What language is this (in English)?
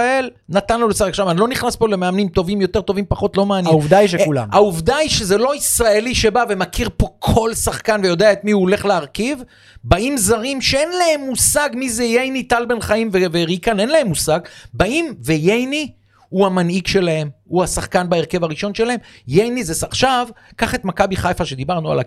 Hebrew